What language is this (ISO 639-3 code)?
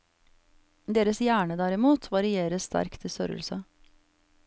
nor